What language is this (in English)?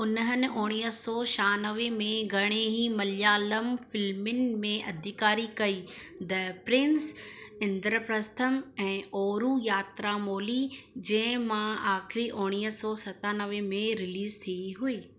Sindhi